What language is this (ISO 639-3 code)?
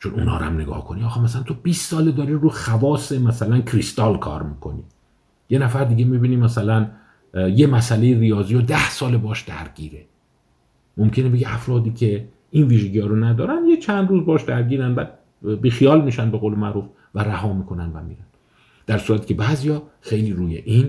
fas